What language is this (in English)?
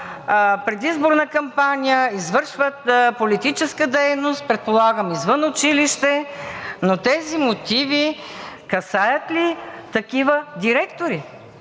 Bulgarian